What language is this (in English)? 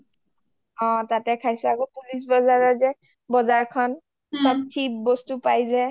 Assamese